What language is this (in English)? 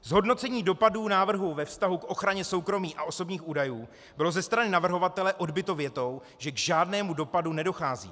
Czech